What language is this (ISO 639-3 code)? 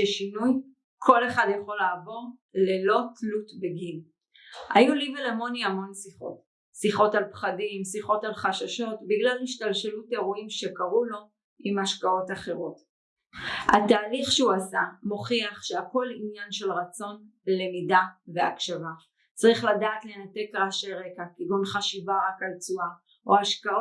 heb